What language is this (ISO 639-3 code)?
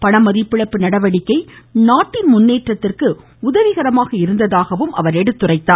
tam